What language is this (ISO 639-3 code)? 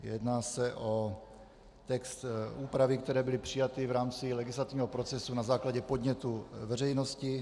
ces